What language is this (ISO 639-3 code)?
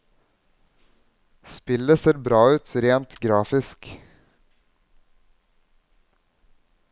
nor